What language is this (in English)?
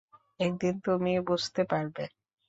Bangla